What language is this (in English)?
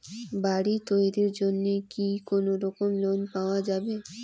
Bangla